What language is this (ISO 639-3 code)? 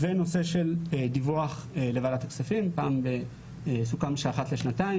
heb